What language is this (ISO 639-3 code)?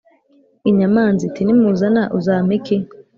kin